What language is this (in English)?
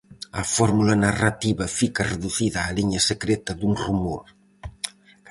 Galician